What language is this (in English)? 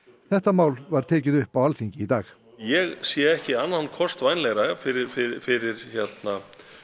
Icelandic